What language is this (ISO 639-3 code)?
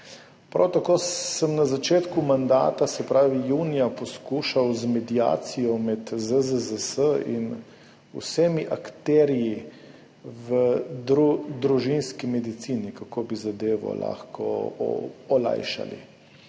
slv